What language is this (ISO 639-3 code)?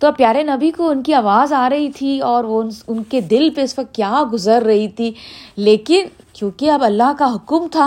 urd